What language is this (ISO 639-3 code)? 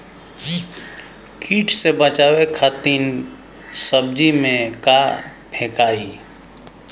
bho